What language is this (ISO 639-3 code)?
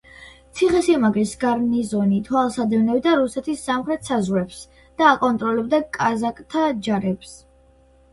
kat